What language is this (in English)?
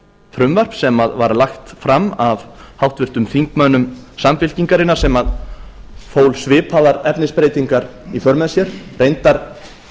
Icelandic